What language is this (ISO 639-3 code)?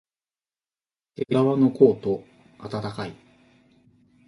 jpn